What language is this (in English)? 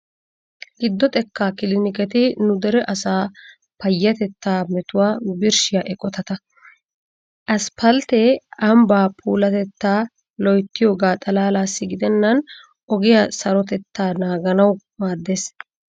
Wolaytta